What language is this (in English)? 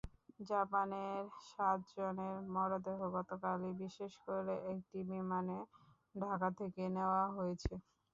Bangla